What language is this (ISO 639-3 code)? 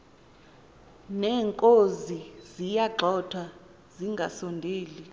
xho